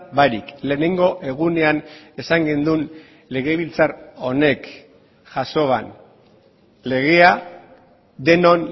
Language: Basque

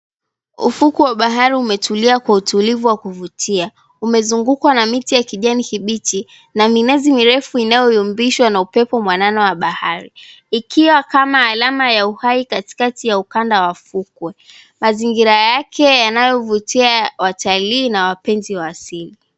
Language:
Swahili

